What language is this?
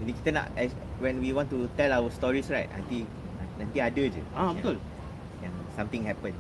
Malay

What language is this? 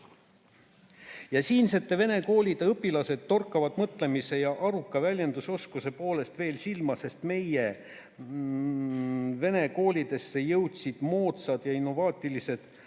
Estonian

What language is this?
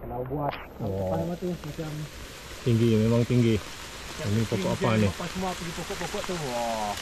Malay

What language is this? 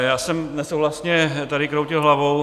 Czech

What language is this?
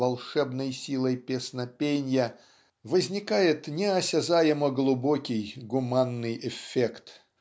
Russian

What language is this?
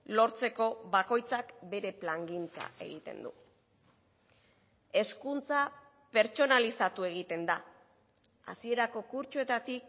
Basque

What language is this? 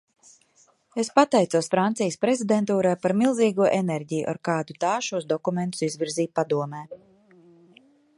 Latvian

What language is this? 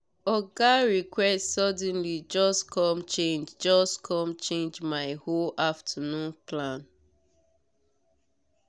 Nigerian Pidgin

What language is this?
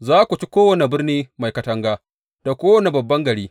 Hausa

